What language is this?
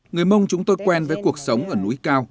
Vietnamese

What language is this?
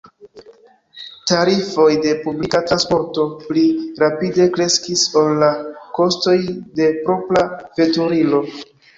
Esperanto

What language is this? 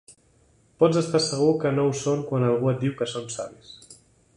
Catalan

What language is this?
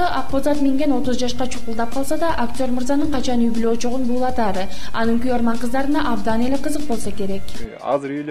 Turkish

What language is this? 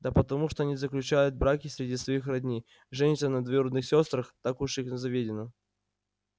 Russian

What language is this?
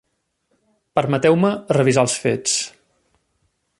Catalan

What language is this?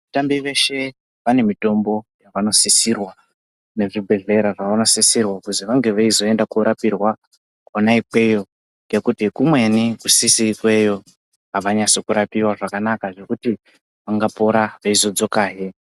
Ndau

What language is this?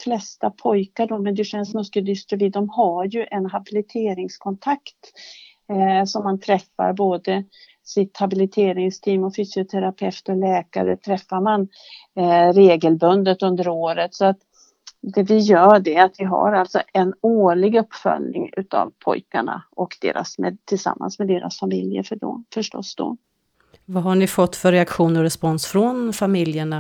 Swedish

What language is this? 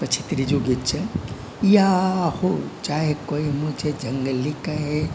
Gujarati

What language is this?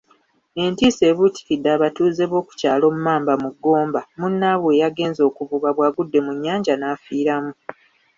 Ganda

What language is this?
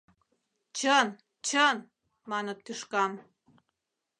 Mari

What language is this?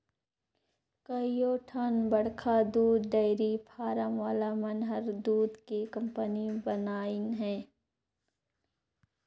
Chhattisgarhi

